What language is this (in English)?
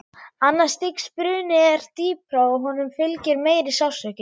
Icelandic